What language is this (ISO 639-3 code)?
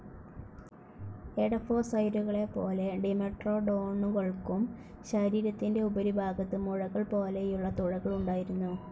mal